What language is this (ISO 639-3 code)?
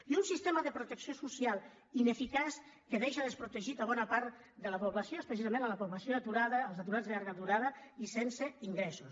cat